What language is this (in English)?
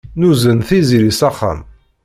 Kabyle